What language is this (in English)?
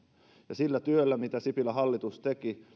Finnish